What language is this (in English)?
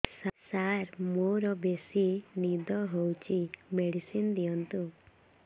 Odia